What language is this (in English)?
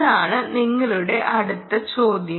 Malayalam